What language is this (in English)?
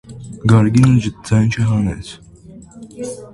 Armenian